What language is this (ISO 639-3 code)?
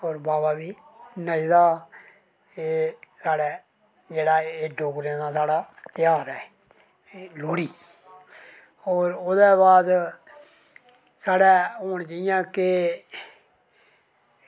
doi